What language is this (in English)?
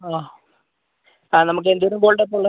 Malayalam